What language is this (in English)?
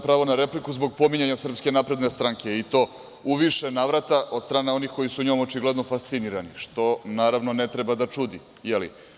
Serbian